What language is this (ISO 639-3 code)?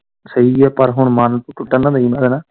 pan